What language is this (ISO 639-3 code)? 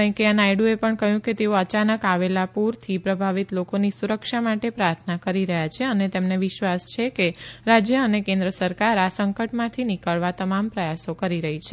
guj